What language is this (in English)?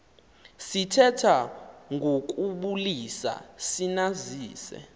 Xhosa